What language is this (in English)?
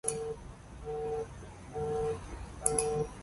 Greek